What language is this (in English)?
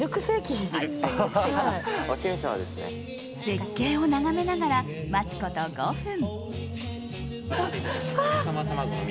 Japanese